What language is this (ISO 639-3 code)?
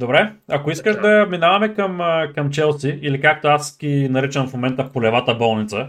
bul